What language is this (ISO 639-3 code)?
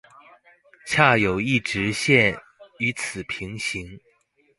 zho